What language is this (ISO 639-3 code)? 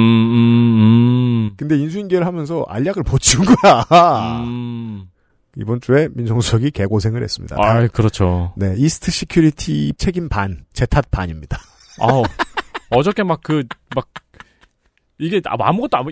kor